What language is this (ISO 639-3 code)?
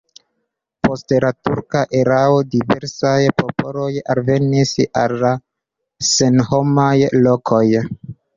epo